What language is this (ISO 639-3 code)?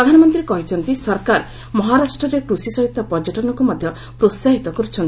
ori